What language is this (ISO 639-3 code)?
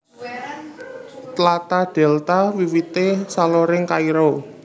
jav